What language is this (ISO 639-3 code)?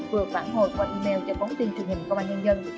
vie